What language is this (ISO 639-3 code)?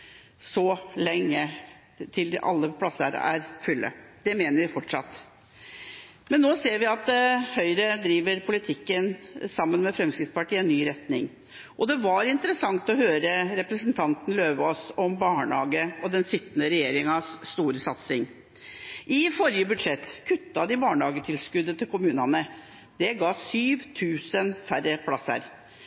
nob